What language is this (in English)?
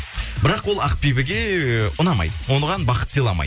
Kazakh